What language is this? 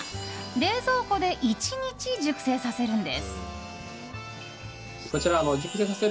Japanese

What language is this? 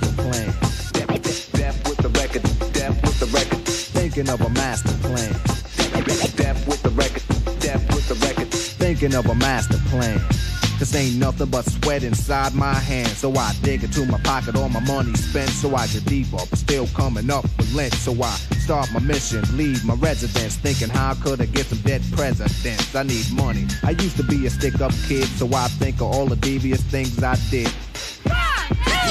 Greek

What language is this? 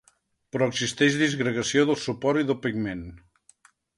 Catalan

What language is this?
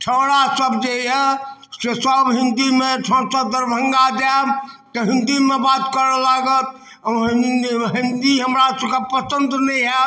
Maithili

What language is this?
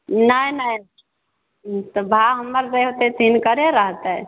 Maithili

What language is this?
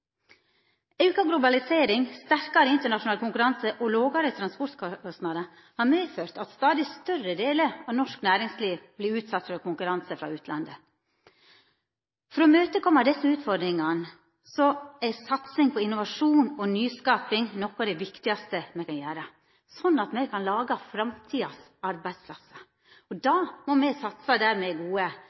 Norwegian Nynorsk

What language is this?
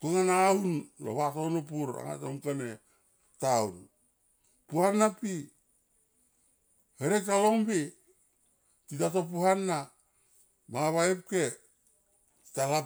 Tomoip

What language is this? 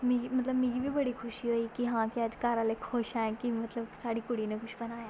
Dogri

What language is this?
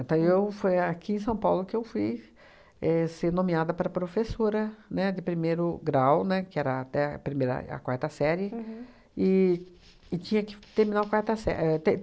Portuguese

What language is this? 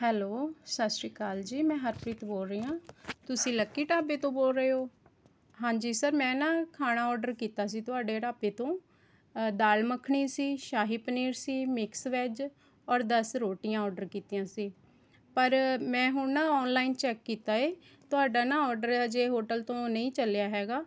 Punjabi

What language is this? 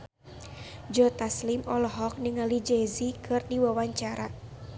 Sundanese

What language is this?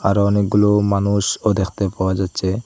Bangla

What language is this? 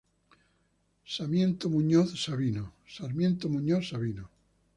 Spanish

